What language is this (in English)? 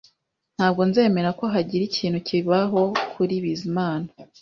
Kinyarwanda